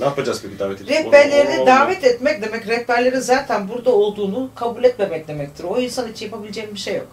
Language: Turkish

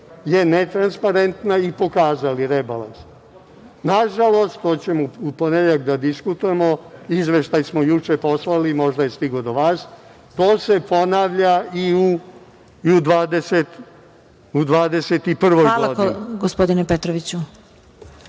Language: Serbian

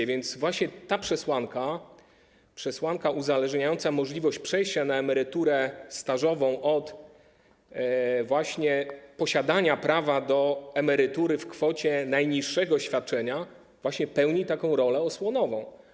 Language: Polish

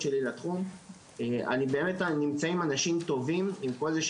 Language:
Hebrew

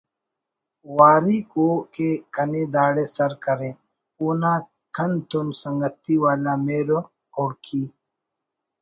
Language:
Brahui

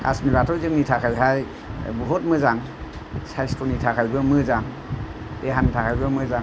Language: Bodo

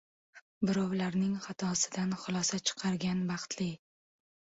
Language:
Uzbek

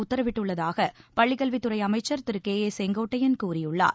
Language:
Tamil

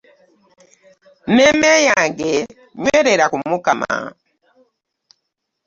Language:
Ganda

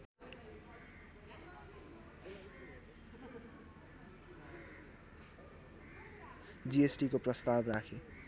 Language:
Nepali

